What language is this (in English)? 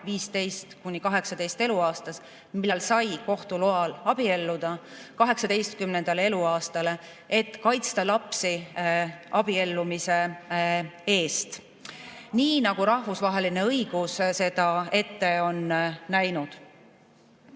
Estonian